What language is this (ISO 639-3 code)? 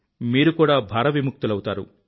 tel